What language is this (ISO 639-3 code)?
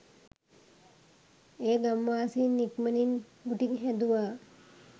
sin